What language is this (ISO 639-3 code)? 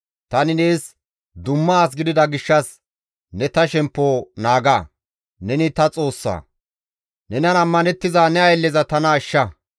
gmv